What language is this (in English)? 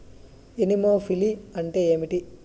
Telugu